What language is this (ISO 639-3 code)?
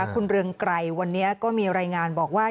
tha